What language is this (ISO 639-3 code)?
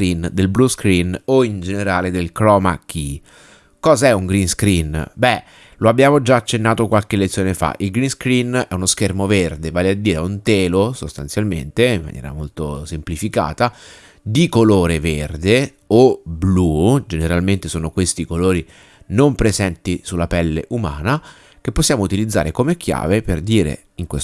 ita